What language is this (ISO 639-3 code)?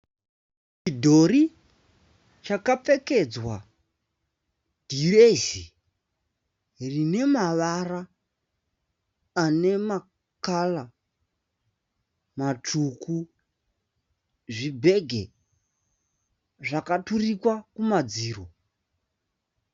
sna